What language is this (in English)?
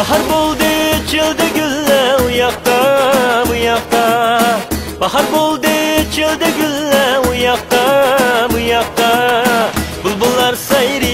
Vietnamese